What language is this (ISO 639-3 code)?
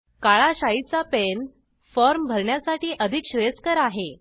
mar